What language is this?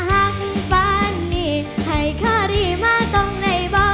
Thai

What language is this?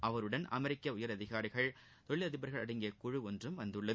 Tamil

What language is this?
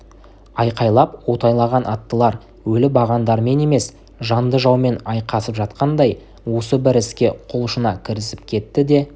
Kazakh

